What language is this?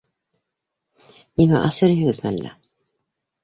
Bashkir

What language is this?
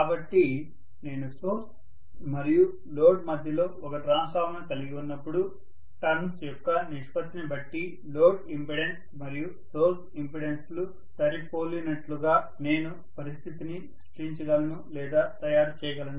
Telugu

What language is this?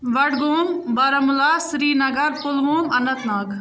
Kashmiri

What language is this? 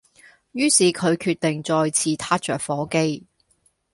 Cantonese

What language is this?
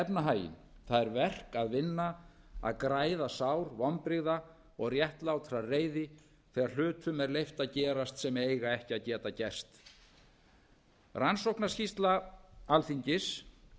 Icelandic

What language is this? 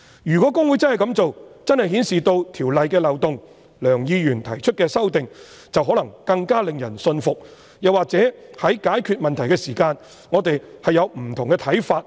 Cantonese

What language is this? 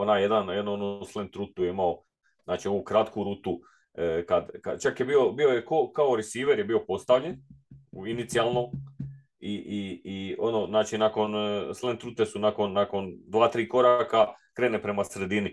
Croatian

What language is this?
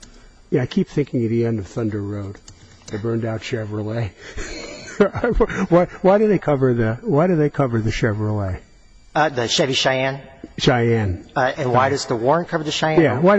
English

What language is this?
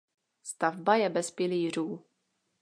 Czech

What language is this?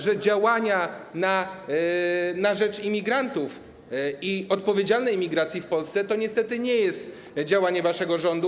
Polish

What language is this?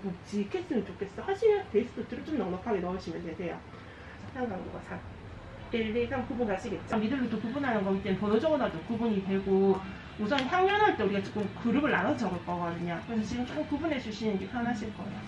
Korean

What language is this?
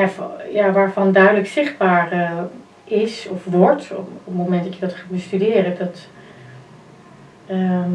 Dutch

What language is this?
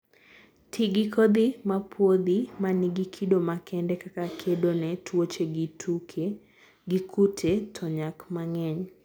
Luo (Kenya and Tanzania)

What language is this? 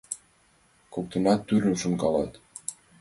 Mari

